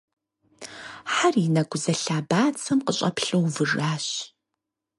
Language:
Kabardian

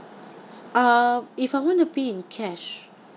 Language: English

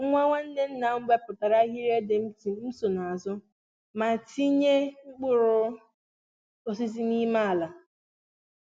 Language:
Igbo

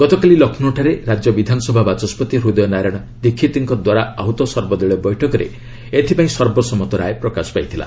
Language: Odia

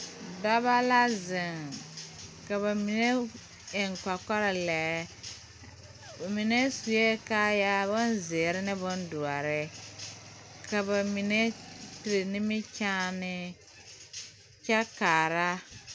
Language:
Southern Dagaare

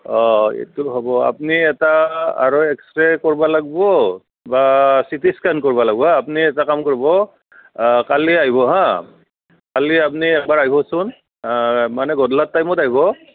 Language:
Assamese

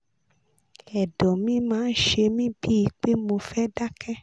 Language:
Yoruba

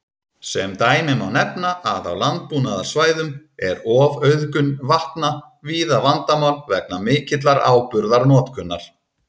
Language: Icelandic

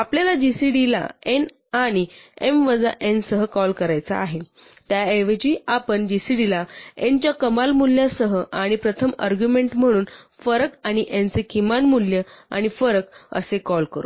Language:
Marathi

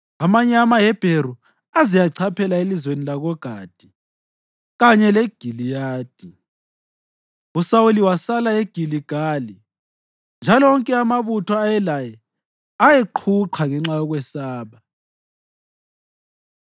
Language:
North Ndebele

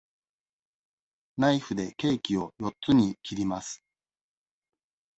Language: Japanese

